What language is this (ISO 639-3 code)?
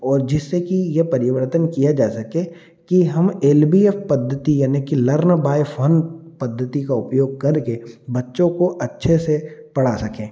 hin